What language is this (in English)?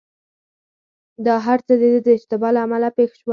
Pashto